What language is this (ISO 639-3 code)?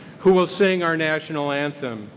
eng